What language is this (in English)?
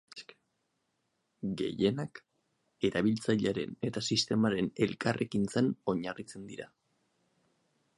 Basque